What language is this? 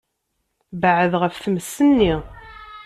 Kabyle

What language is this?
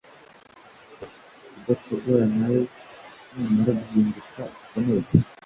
Kinyarwanda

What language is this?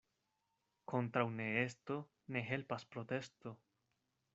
Esperanto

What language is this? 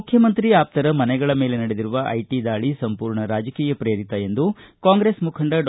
Kannada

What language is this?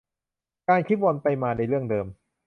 Thai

